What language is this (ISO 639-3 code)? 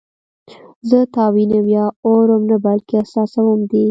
pus